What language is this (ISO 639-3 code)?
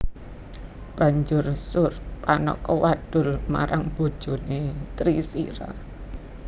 jav